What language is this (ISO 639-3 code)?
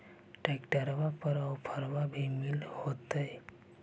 mag